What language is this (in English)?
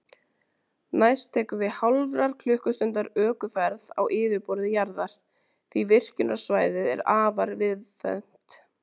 Icelandic